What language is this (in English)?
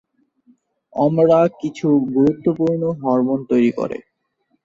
Bangla